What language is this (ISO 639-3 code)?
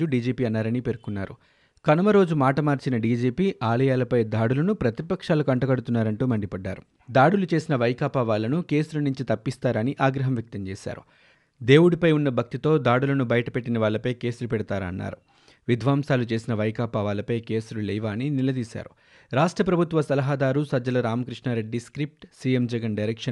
tel